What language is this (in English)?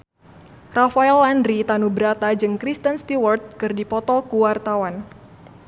Sundanese